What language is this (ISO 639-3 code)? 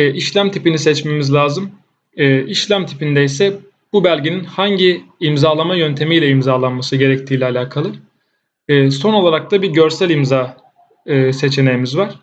tur